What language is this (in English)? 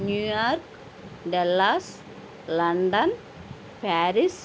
Telugu